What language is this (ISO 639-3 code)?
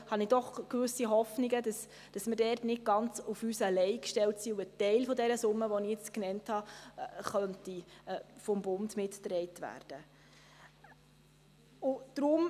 gsw